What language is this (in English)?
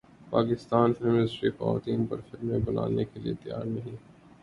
Urdu